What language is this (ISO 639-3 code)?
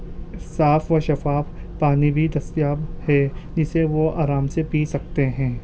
urd